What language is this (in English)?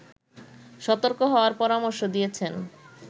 Bangla